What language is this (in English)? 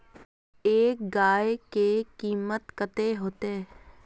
Magahi